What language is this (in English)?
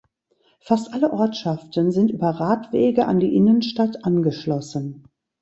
German